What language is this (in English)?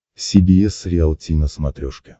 Russian